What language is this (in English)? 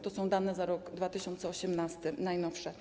Polish